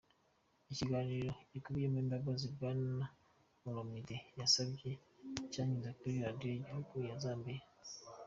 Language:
Kinyarwanda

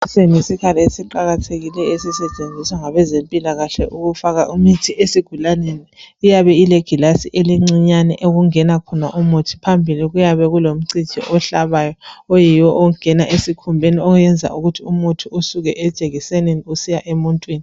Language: North Ndebele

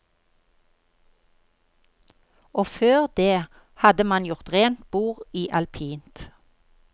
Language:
Norwegian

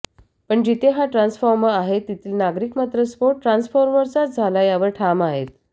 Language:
Marathi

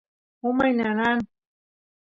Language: Santiago del Estero Quichua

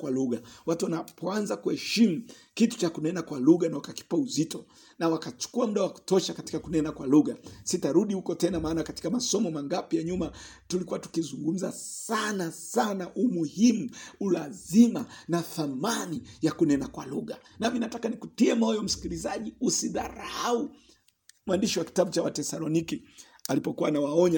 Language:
Swahili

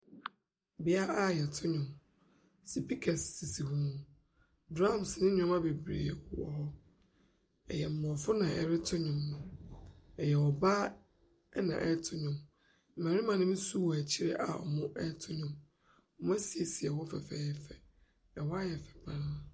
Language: Akan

